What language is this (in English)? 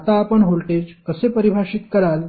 Marathi